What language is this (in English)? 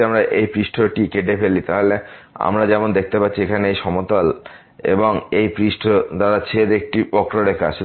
Bangla